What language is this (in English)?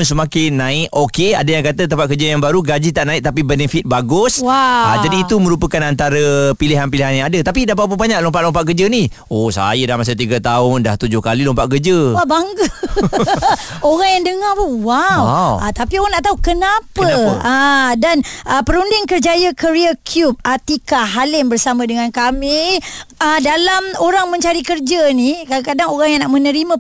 Malay